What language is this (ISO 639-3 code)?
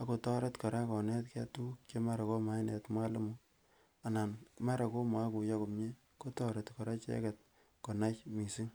kln